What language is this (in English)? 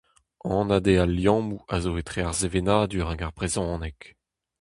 Breton